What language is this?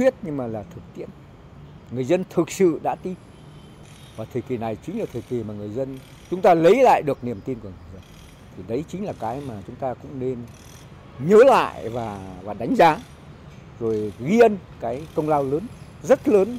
Vietnamese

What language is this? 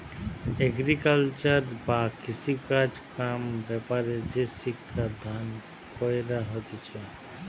Bangla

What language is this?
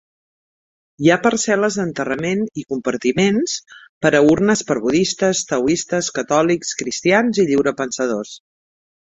Catalan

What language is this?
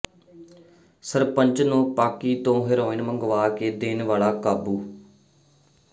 Punjabi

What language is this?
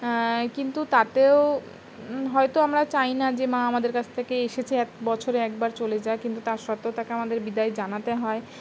Bangla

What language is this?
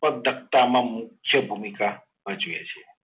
Gujarati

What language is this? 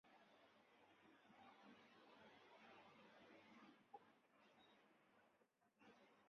Chinese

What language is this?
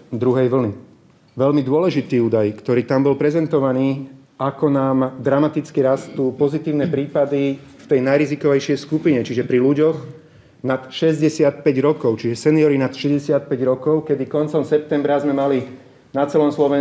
Slovak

